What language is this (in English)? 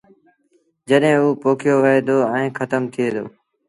Sindhi Bhil